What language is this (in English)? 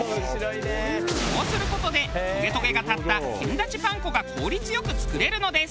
Japanese